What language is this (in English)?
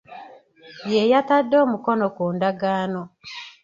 Ganda